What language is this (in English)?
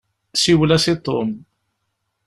Kabyle